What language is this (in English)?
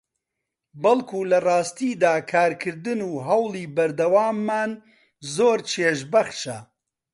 Central Kurdish